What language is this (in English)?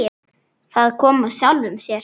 Icelandic